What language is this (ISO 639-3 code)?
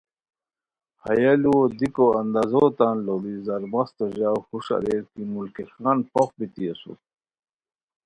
khw